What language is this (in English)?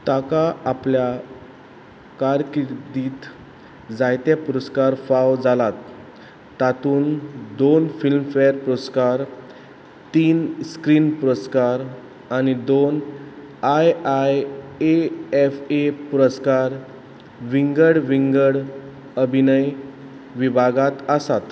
Konkani